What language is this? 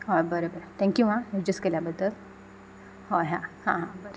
Konkani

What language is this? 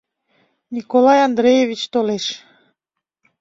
Mari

